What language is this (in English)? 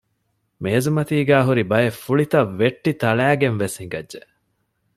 Divehi